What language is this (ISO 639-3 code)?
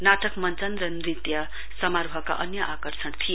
nep